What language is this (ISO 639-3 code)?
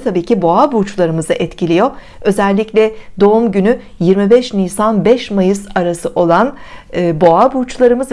tur